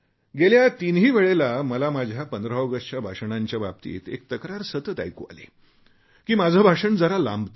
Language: Marathi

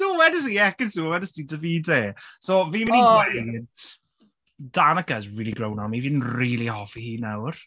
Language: Welsh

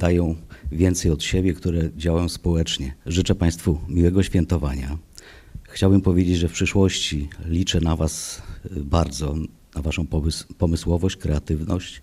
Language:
Polish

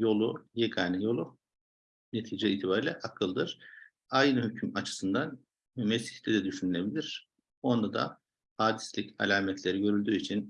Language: Turkish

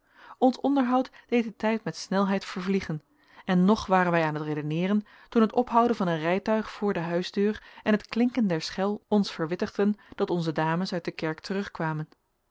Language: Dutch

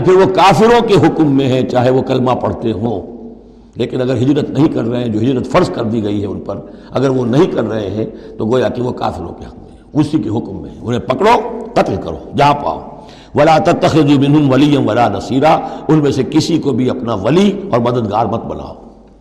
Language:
Urdu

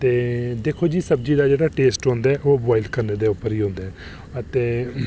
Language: Dogri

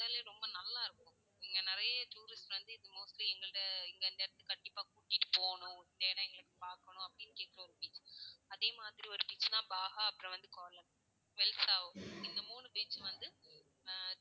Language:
Tamil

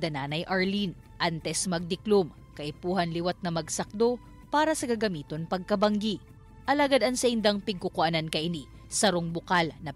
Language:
Filipino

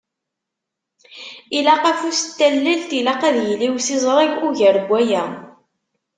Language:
Kabyle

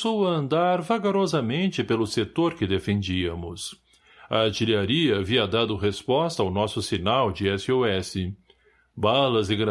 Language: Portuguese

